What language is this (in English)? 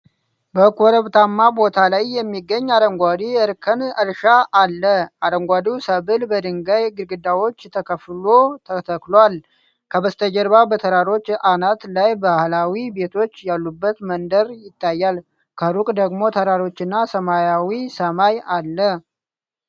Amharic